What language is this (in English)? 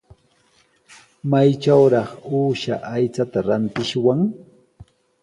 Sihuas Ancash Quechua